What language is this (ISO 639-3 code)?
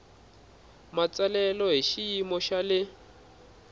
tso